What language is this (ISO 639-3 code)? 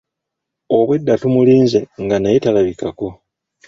lug